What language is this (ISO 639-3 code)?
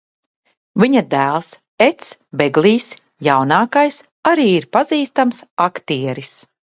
lav